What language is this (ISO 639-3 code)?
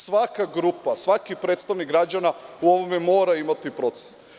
srp